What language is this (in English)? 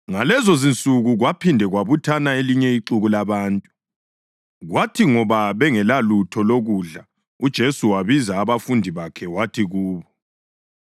North Ndebele